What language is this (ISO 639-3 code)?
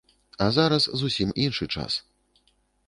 bel